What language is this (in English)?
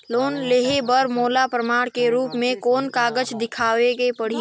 Chhattisgarhi